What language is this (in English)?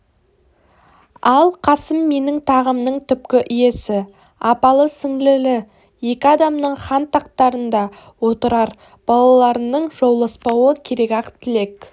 Kazakh